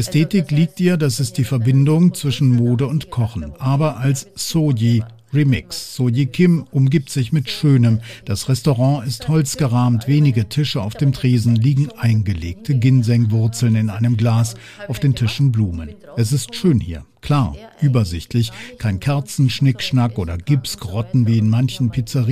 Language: German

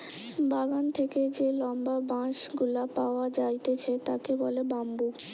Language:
Bangla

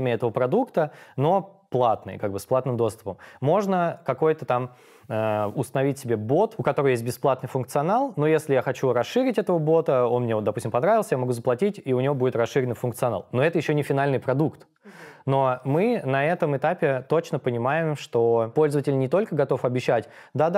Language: Russian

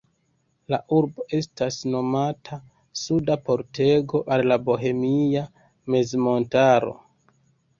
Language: Esperanto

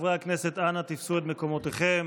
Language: Hebrew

